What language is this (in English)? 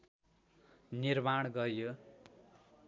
Nepali